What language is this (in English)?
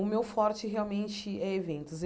Portuguese